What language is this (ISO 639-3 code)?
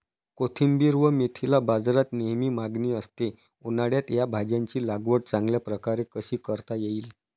mar